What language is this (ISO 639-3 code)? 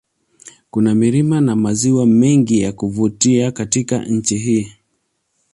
swa